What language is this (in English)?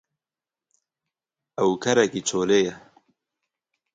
Kurdish